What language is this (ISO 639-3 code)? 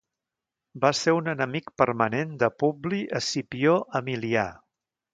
cat